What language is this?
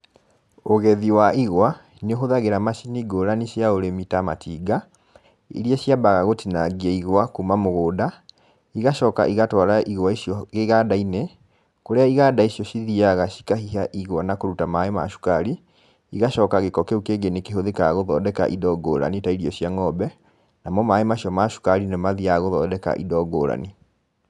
Kikuyu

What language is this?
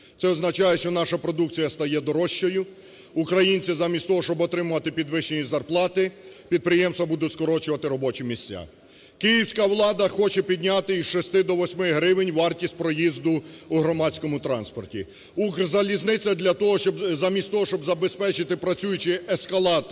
Ukrainian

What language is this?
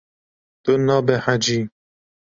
Kurdish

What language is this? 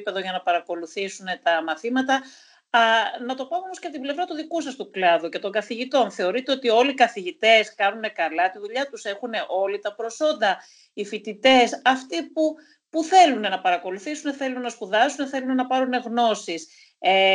Greek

